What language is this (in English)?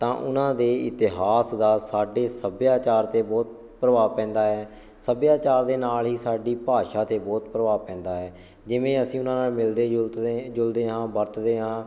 Punjabi